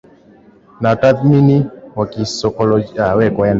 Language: Swahili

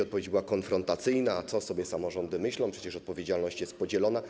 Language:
Polish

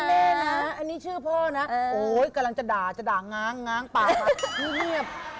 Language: Thai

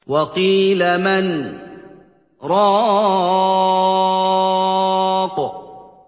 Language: Arabic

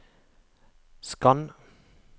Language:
Norwegian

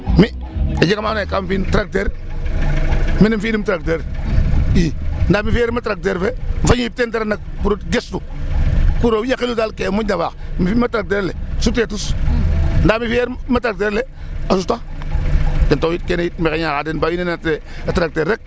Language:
Serer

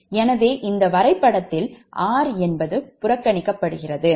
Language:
Tamil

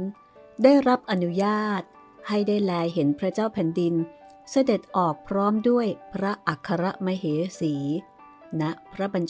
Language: Thai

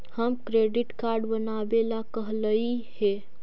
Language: Magahi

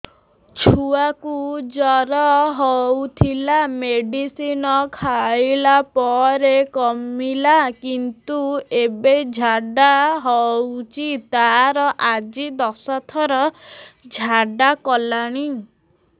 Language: Odia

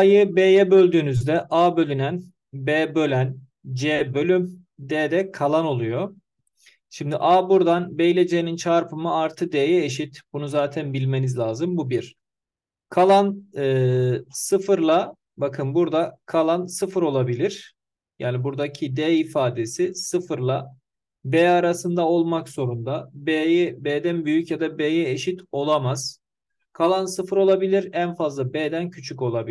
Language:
Turkish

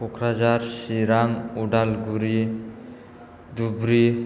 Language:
Bodo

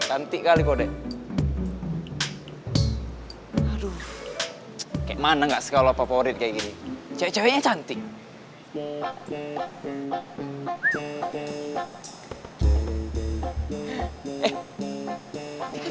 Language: Indonesian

